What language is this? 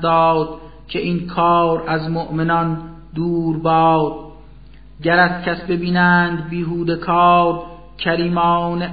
Persian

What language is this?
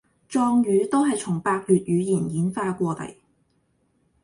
Cantonese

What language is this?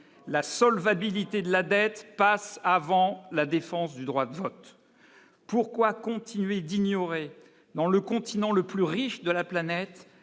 French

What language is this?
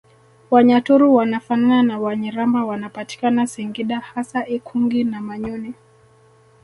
Swahili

